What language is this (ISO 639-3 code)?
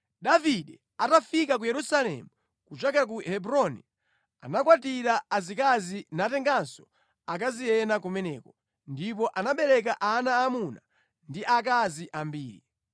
nya